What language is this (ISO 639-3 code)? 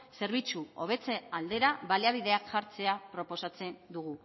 eus